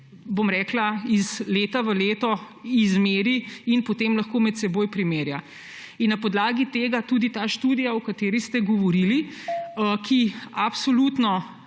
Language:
Slovenian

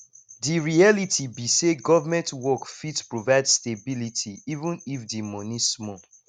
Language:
Nigerian Pidgin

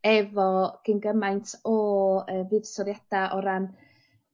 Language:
Welsh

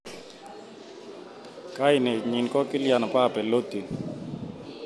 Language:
Kalenjin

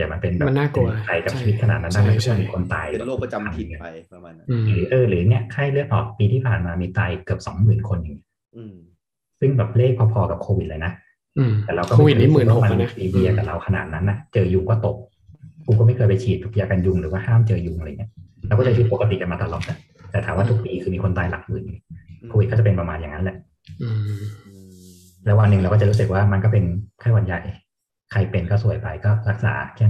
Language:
Thai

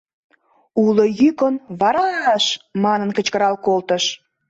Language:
Mari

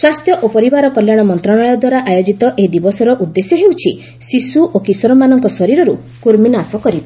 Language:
Odia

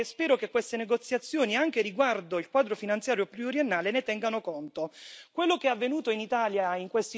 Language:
Italian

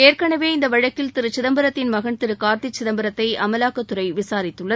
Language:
Tamil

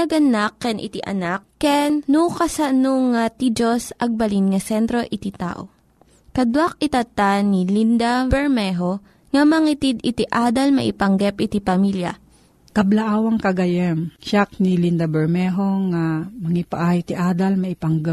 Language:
Filipino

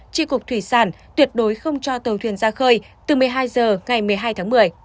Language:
Vietnamese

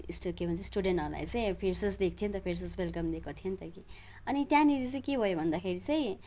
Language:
Nepali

